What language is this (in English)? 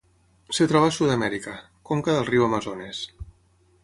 Catalan